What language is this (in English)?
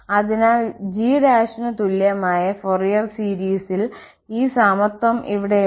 Malayalam